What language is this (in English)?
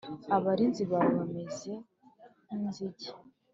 Kinyarwanda